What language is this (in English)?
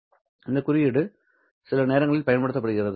Tamil